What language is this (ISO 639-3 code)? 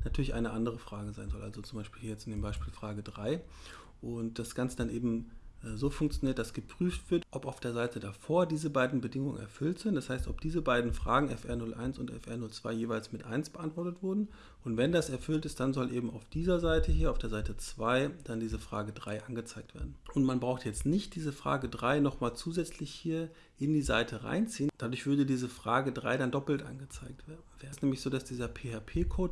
deu